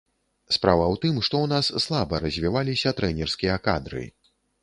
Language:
Belarusian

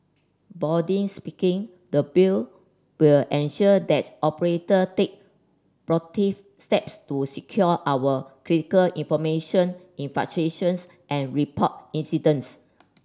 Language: English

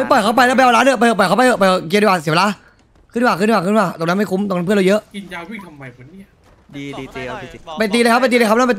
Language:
Thai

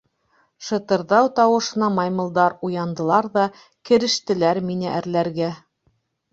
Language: Bashkir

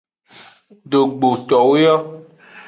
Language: Aja (Benin)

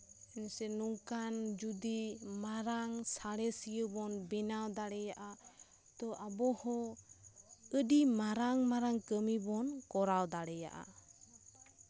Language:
Santali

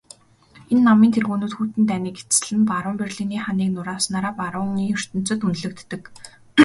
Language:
Mongolian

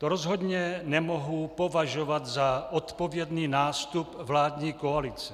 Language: Czech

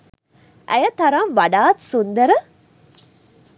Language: Sinhala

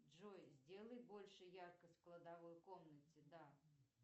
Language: Russian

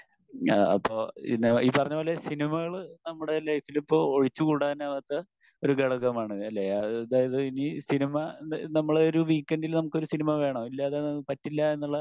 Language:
Malayalam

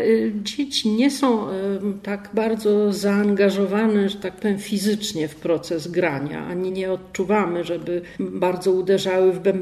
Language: Polish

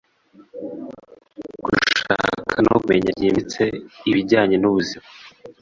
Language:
Kinyarwanda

